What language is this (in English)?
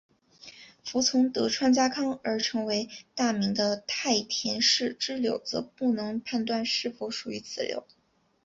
Chinese